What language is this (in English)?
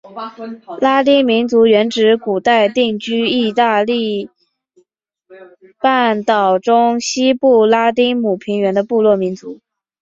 Chinese